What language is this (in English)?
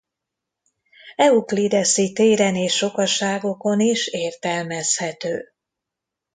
Hungarian